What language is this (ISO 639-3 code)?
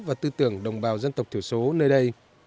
vie